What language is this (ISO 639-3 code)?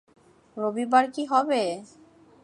ben